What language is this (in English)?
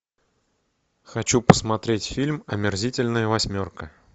Russian